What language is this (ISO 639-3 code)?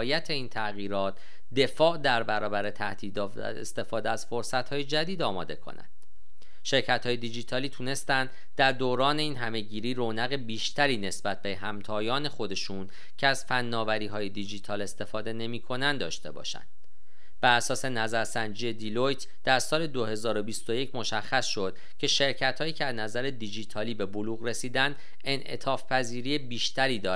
fas